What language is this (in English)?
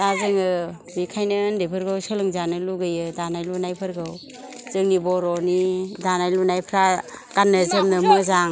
Bodo